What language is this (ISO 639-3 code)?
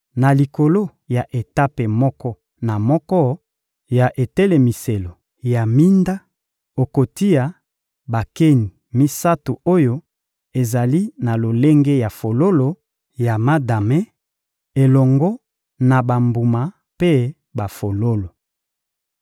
lin